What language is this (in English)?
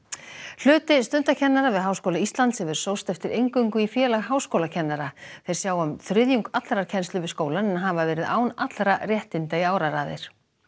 Icelandic